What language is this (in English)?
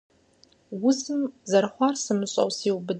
Kabardian